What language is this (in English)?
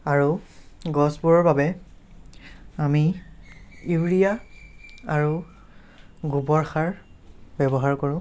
Assamese